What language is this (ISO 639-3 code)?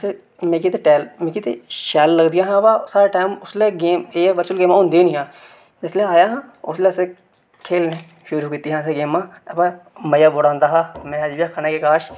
doi